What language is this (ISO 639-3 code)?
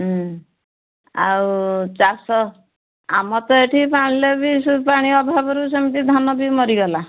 ori